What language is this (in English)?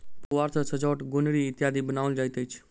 Maithili